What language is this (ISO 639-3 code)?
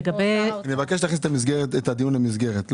heb